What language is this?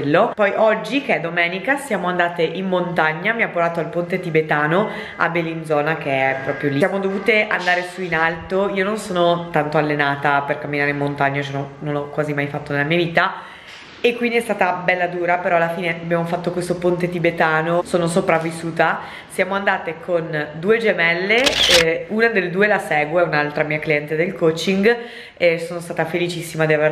Italian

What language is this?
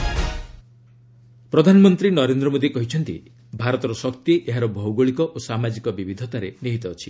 Odia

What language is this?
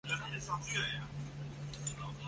Chinese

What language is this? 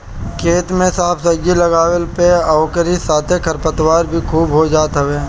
Bhojpuri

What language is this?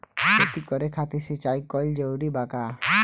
Bhojpuri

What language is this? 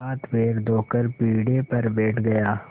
Hindi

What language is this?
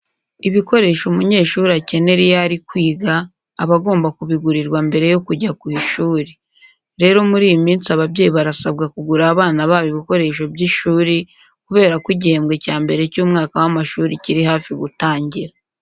Kinyarwanda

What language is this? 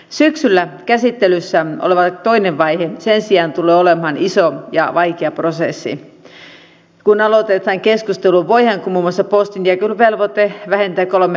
Finnish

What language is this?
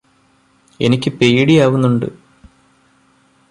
Malayalam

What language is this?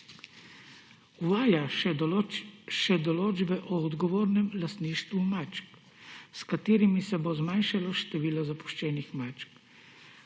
Slovenian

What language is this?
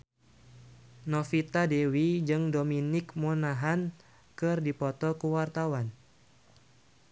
Sundanese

